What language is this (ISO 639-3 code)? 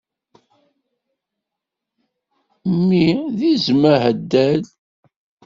kab